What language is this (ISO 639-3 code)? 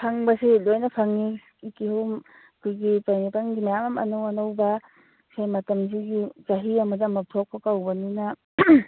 mni